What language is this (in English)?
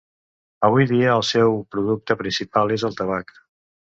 Catalan